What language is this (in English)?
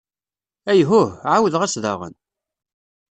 Kabyle